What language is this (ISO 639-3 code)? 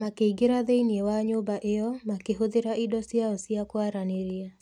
kik